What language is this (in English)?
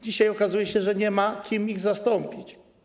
Polish